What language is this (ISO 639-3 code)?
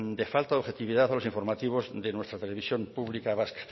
spa